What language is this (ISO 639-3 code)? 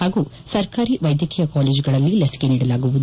kan